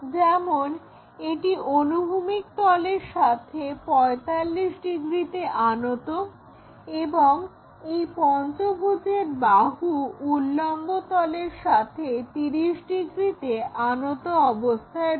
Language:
Bangla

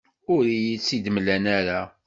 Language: Kabyle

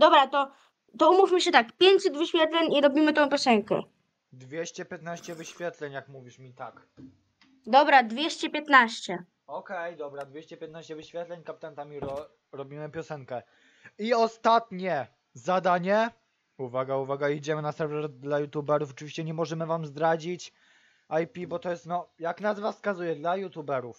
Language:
Polish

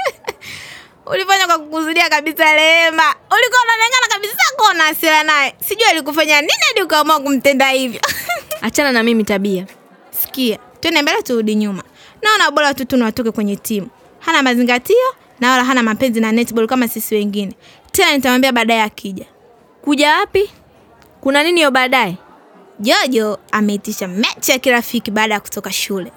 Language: Swahili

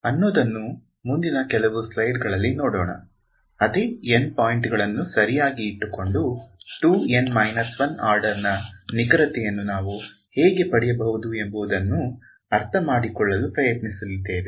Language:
Kannada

